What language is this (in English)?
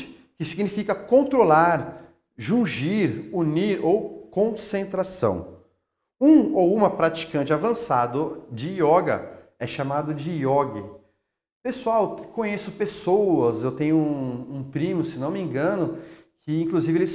Portuguese